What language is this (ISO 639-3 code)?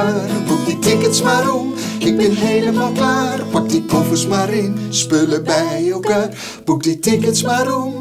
nld